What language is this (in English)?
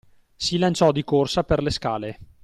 Italian